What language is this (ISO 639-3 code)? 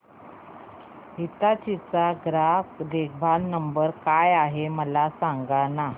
mar